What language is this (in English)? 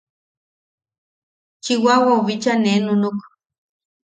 Yaqui